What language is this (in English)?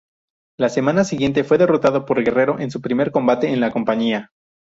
Spanish